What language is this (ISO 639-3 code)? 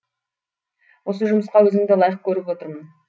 kaz